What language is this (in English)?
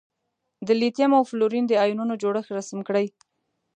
Pashto